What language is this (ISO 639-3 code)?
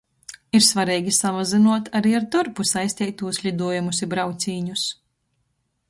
ltg